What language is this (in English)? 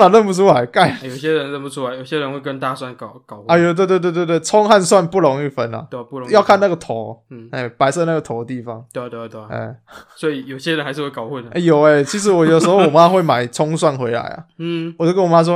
Chinese